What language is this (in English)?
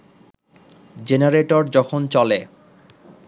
Bangla